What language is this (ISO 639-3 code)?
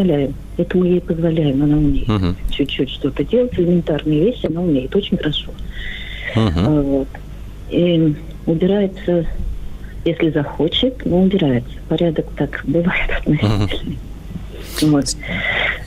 rus